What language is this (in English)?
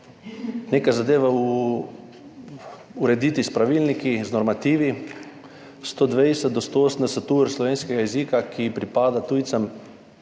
Slovenian